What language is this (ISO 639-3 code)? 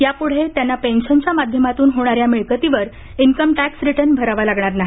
mar